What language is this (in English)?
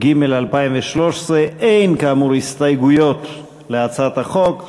Hebrew